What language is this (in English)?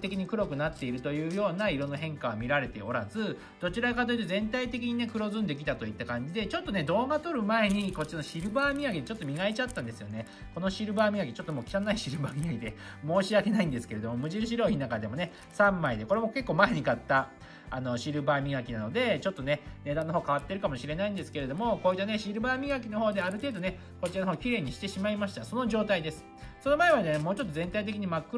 Japanese